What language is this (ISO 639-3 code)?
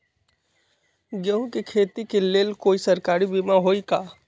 mag